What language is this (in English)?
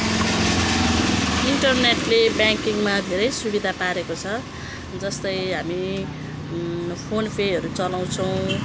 Nepali